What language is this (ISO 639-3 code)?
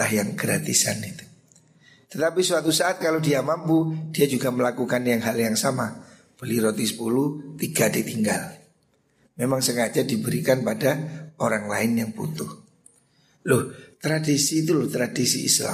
ind